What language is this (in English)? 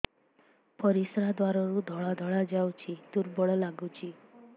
Odia